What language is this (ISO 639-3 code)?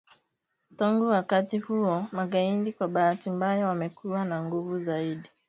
swa